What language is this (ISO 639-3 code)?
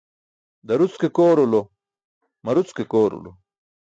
bsk